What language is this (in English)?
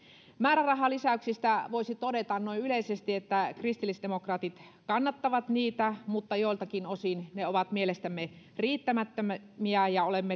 Finnish